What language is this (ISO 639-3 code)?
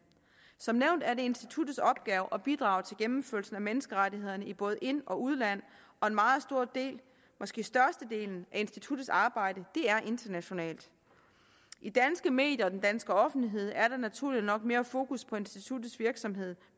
dan